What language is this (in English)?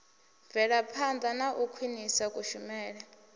Venda